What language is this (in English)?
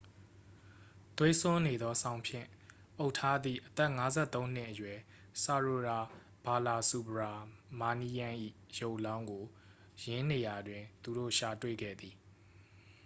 Burmese